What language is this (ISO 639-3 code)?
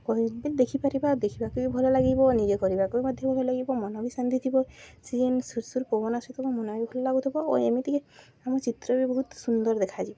ori